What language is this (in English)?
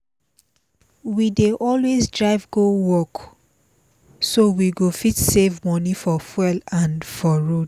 Nigerian Pidgin